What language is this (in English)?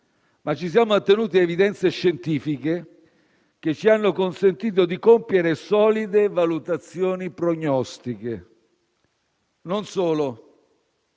Italian